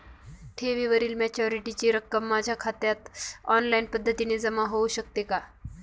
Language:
Marathi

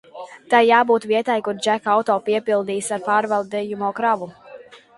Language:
Latvian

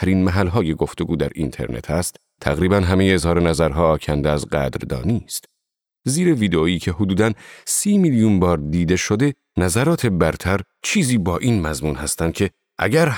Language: Persian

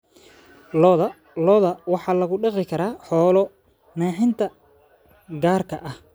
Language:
Somali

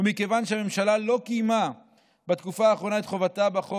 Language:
Hebrew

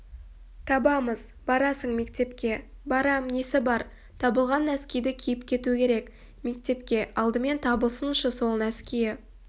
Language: Kazakh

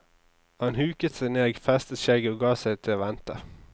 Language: Norwegian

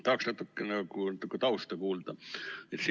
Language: Estonian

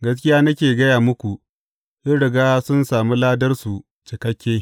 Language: Hausa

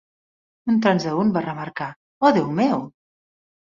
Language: Catalan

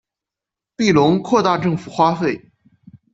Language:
Chinese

